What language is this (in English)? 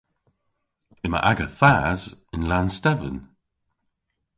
Cornish